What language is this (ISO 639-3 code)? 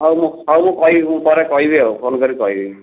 ori